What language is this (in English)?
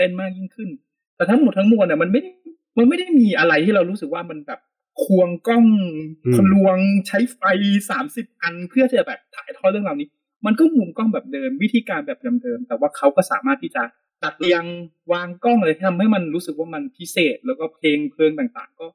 Thai